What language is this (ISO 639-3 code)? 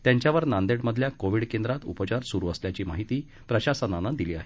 mar